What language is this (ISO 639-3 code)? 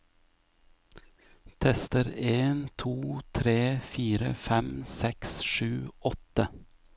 nor